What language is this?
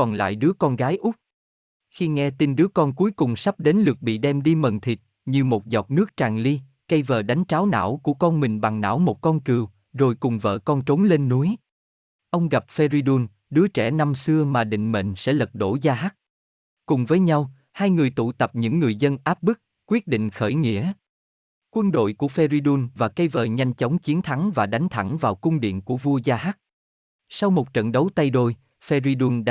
Vietnamese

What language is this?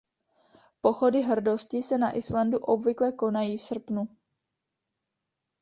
Czech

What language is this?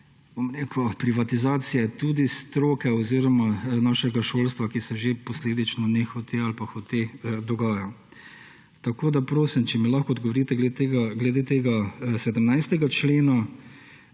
Slovenian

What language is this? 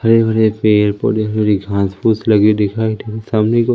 Hindi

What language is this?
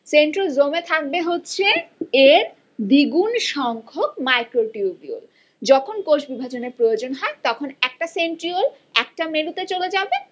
Bangla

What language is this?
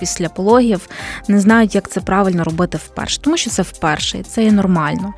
Ukrainian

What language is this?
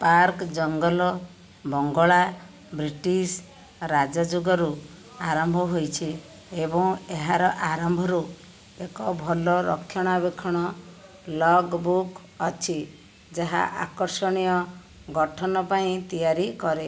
Odia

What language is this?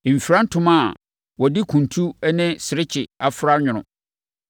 Akan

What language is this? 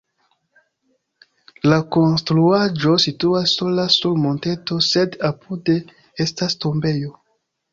Esperanto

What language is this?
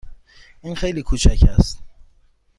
Persian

